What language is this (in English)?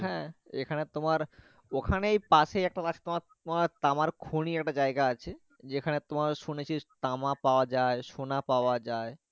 Bangla